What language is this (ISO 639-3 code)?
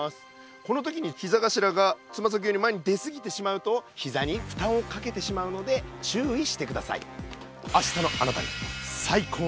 jpn